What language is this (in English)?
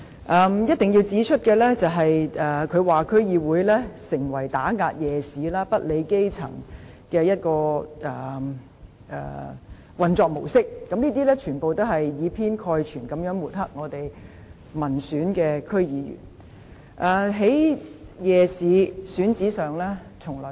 Cantonese